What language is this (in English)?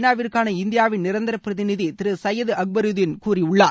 Tamil